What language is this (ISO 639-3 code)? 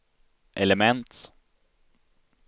swe